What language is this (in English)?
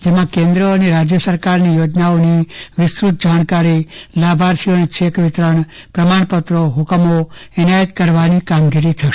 Gujarati